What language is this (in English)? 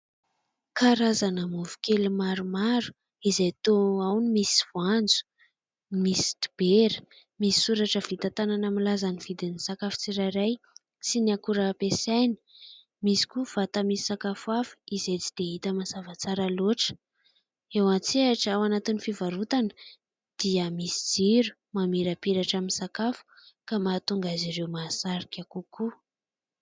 Malagasy